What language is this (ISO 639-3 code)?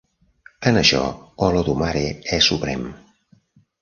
cat